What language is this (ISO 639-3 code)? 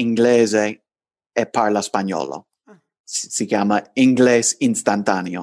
ita